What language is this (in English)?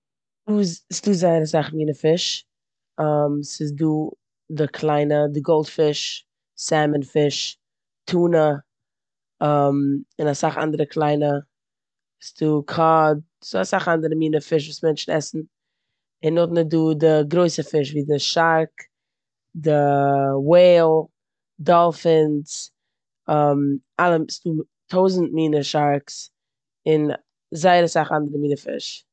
Yiddish